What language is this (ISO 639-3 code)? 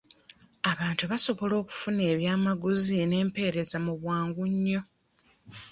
lug